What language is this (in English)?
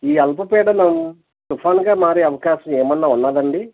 Telugu